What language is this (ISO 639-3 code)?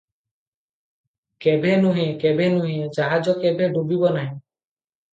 ori